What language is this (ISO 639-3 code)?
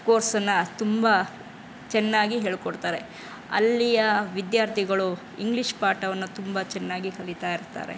kan